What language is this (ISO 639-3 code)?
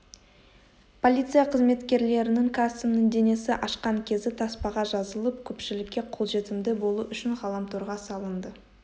kaz